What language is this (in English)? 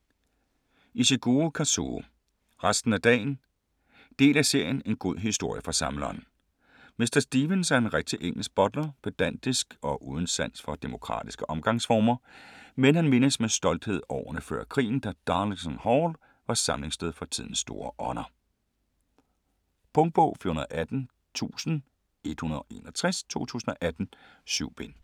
Danish